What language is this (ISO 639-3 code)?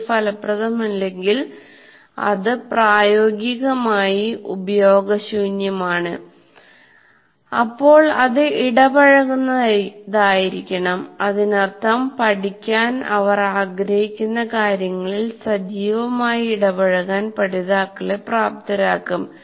mal